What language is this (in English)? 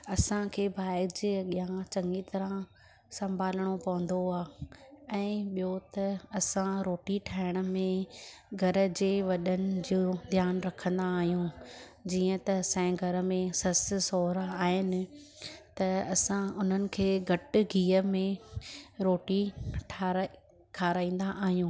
Sindhi